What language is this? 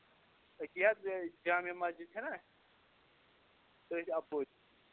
Kashmiri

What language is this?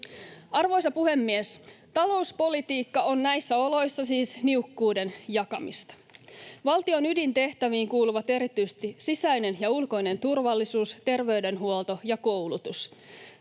Finnish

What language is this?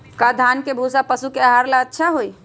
Magahi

